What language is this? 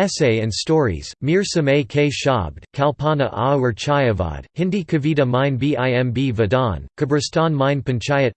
English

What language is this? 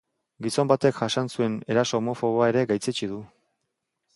Basque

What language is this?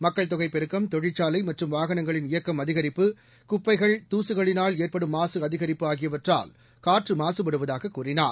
Tamil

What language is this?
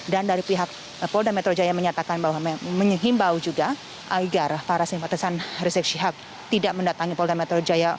Indonesian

